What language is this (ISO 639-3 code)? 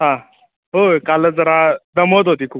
mar